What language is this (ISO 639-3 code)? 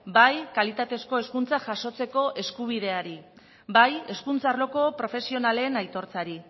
eus